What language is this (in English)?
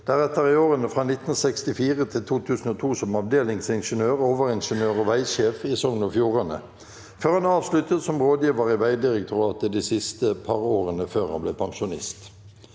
Norwegian